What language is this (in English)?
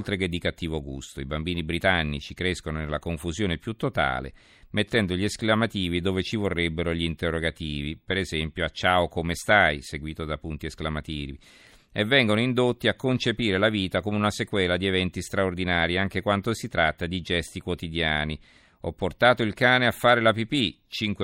Italian